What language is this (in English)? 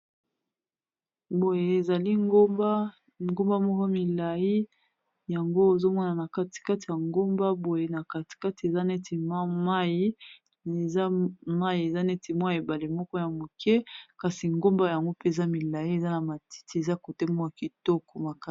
Lingala